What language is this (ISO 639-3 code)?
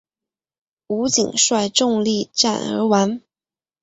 zho